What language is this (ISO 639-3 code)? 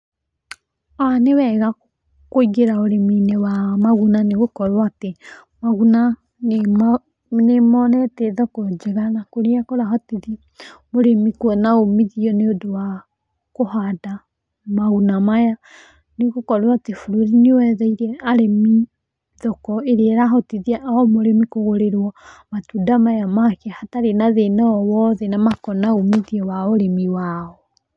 kik